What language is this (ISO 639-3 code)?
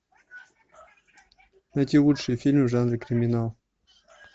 rus